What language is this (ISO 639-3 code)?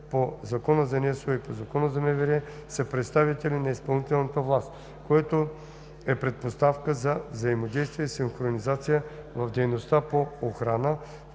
bul